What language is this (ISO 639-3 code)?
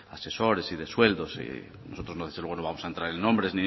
spa